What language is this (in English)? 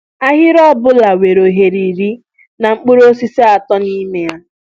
Igbo